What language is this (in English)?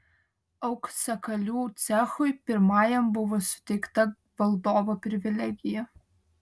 Lithuanian